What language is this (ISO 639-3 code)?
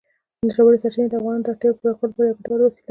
pus